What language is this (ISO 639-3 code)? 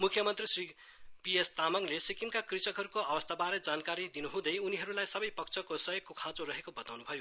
nep